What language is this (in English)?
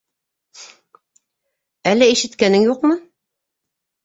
Bashkir